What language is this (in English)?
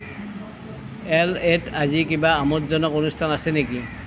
Assamese